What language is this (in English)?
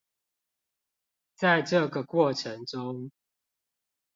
Chinese